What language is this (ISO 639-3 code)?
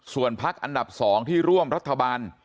tha